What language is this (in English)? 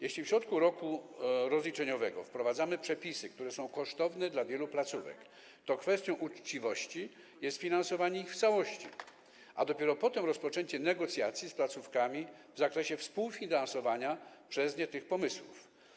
Polish